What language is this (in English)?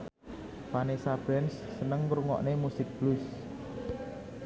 Javanese